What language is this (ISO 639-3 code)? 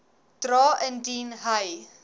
afr